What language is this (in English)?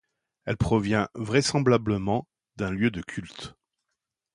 French